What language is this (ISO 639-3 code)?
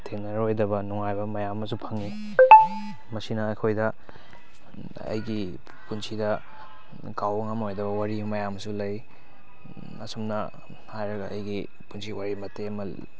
mni